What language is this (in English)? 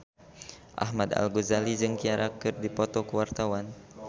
Sundanese